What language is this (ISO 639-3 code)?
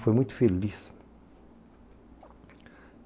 por